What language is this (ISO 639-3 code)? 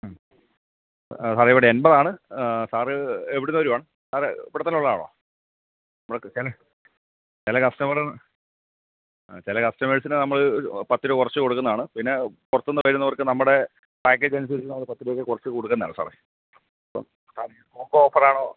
mal